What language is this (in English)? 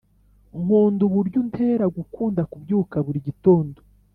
Kinyarwanda